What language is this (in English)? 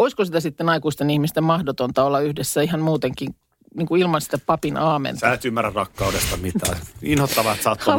Finnish